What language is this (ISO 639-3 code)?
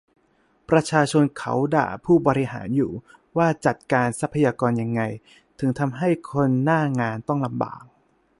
tha